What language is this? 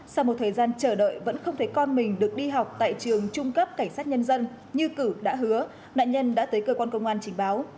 Vietnamese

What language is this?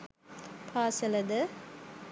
Sinhala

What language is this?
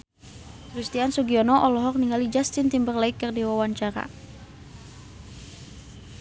Sundanese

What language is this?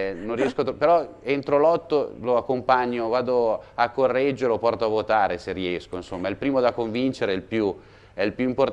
Italian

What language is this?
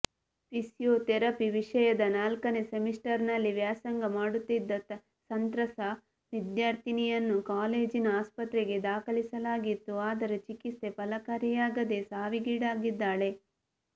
Kannada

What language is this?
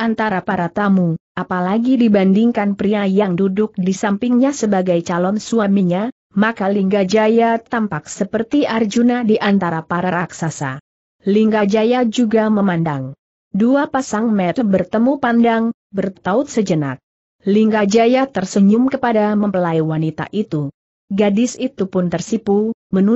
Indonesian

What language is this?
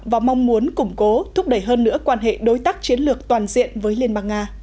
Vietnamese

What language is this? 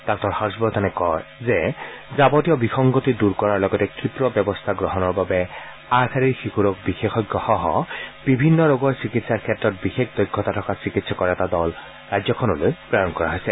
Assamese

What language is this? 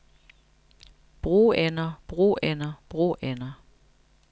Danish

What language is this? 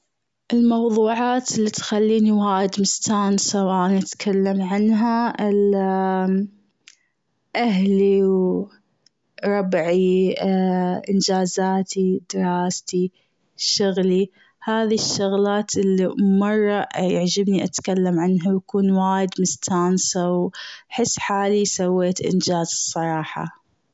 Gulf Arabic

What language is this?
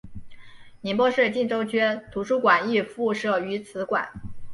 Chinese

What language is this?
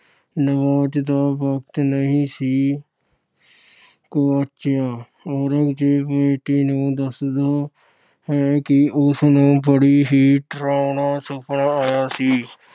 Punjabi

